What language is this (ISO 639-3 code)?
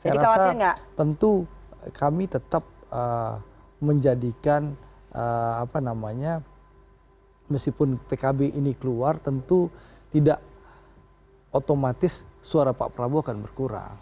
ind